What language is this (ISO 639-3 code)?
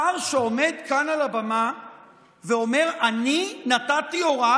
heb